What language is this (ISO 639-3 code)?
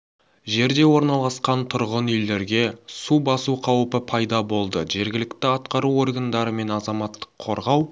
kaz